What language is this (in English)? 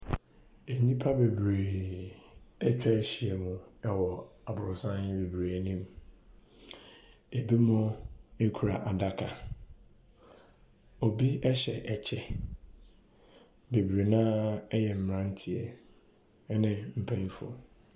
Akan